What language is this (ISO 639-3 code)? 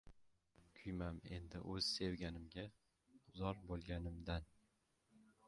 uzb